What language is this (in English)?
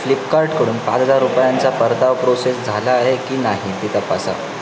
Marathi